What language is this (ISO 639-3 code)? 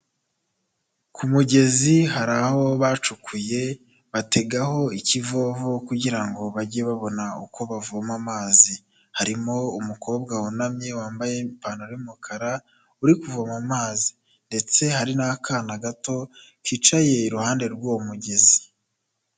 kin